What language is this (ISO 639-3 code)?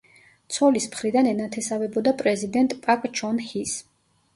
kat